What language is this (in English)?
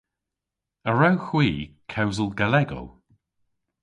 Cornish